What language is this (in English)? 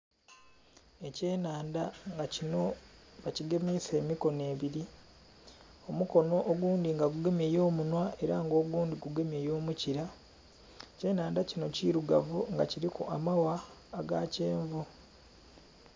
Soga